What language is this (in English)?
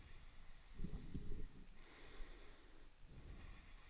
Danish